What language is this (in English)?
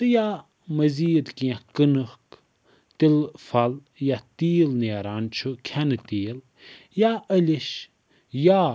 Kashmiri